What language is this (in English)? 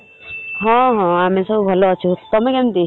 Odia